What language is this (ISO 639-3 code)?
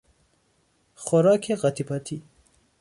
fas